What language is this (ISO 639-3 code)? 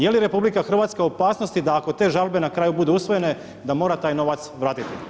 hrv